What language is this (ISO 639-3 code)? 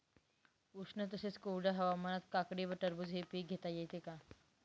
mar